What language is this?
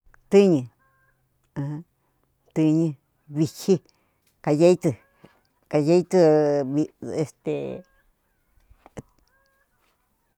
Cuyamecalco Mixtec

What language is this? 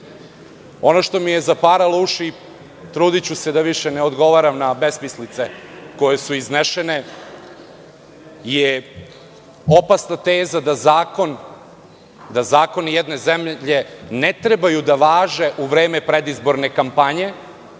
Serbian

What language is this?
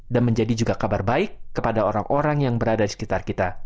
Indonesian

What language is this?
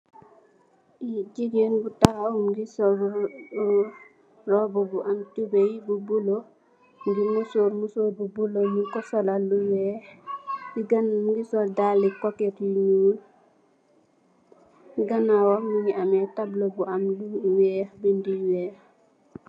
Wolof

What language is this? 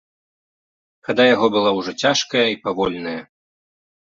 Belarusian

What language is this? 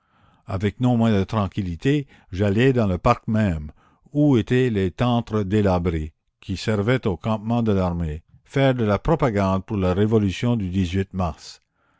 French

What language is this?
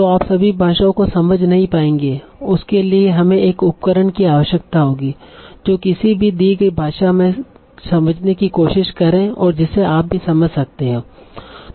Hindi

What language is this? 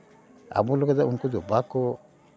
Santali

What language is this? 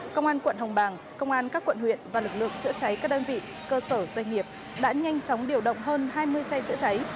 Vietnamese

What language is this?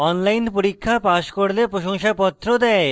Bangla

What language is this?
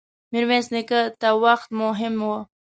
Pashto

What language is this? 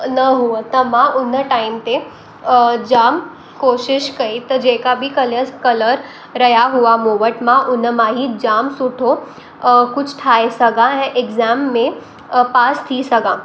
Sindhi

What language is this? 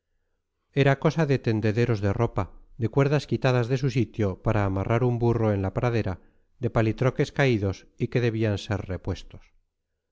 Spanish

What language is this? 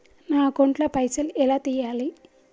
Telugu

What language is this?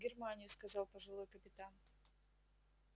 Russian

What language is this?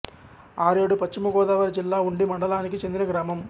Telugu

